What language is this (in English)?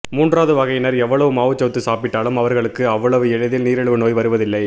Tamil